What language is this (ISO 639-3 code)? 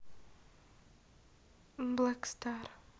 rus